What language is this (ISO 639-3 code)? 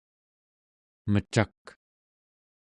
esu